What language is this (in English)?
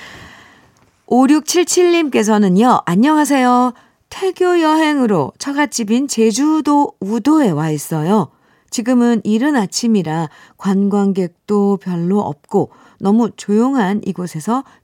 Korean